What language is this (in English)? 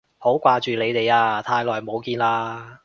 Cantonese